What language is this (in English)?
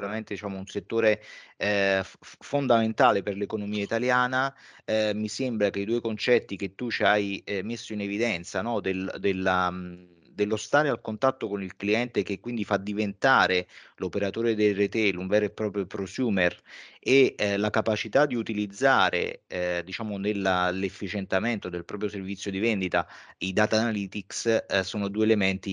Italian